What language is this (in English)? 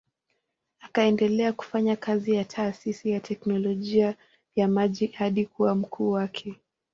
Swahili